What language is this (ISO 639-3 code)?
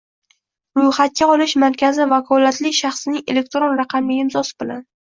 uzb